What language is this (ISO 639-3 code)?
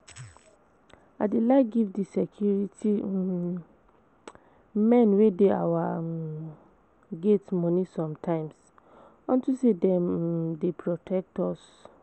pcm